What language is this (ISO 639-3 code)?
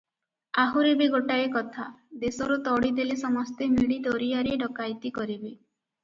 ori